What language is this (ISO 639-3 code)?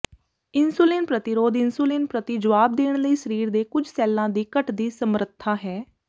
pan